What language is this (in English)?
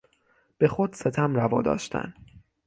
Persian